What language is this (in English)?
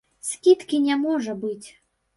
Belarusian